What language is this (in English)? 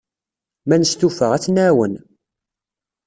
Kabyle